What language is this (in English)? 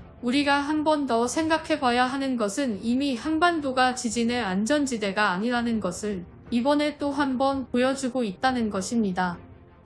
Korean